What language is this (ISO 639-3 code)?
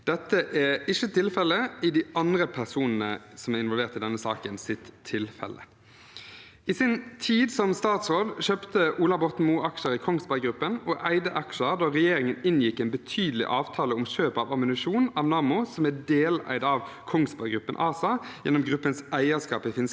nor